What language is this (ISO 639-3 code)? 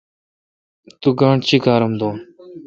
xka